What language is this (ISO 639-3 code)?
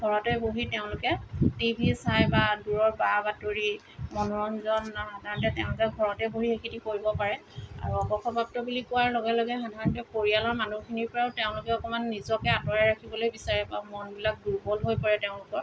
asm